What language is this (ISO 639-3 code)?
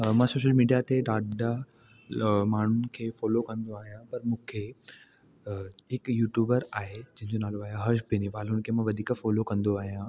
snd